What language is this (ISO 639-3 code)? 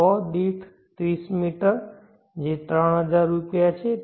guj